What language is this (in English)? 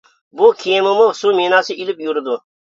Uyghur